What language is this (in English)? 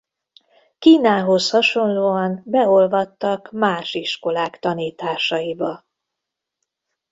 Hungarian